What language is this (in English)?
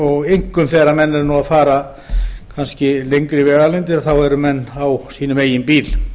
Icelandic